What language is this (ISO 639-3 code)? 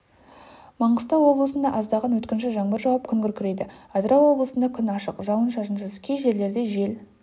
kaz